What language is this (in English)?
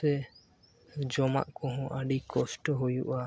Santali